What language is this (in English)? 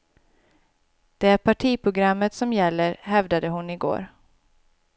Swedish